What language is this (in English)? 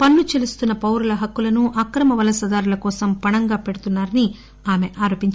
Telugu